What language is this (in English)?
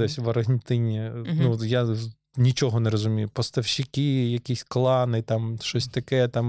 Ukrainian